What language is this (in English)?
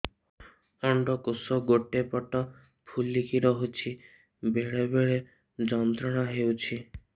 Odia